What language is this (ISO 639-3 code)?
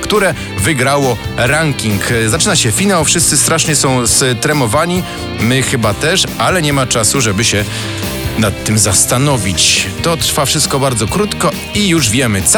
pol